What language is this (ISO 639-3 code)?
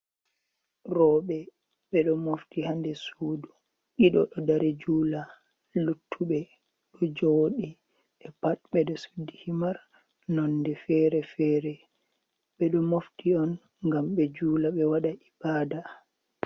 ful